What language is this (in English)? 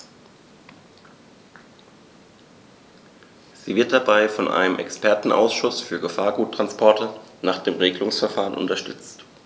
German